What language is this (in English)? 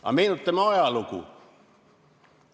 Estonian